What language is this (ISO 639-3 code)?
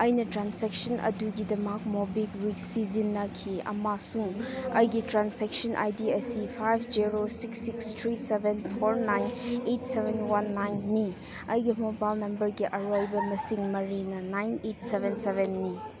mni